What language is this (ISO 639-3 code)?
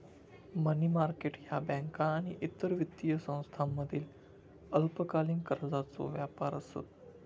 mar